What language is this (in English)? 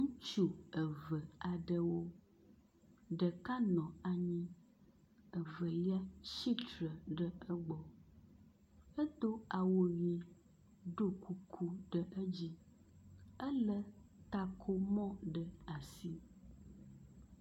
Ewe